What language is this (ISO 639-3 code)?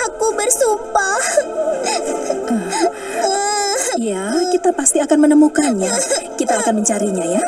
ind